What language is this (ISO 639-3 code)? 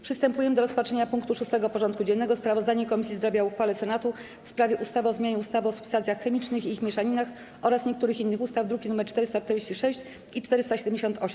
pol